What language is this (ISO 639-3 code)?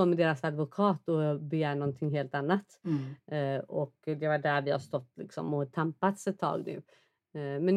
swe